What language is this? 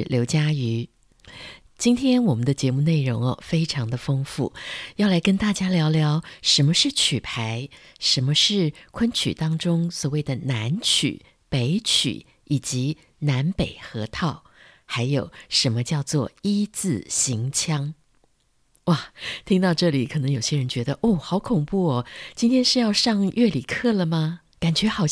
Chinese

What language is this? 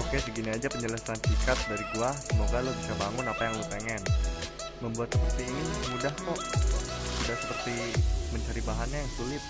Indonesian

